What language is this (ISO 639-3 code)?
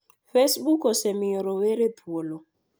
luo